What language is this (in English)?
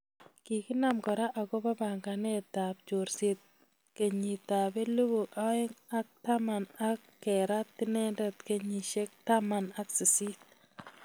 Kalenjin